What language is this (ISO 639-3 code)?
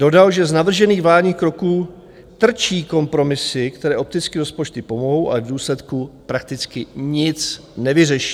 ces